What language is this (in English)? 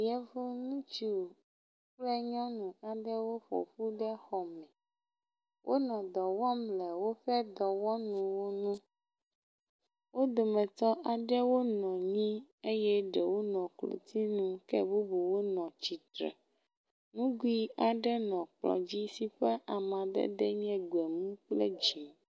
Ewe